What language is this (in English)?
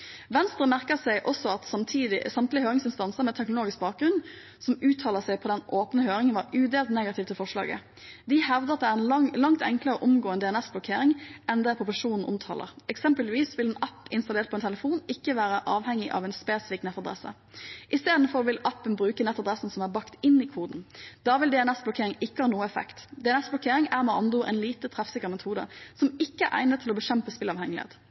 Norwegian Bokmål